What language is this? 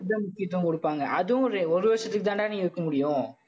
Tamil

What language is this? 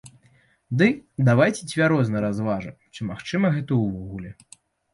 Belarusian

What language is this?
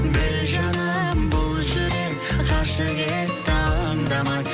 Kazakh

